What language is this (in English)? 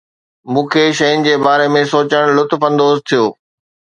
Sindhi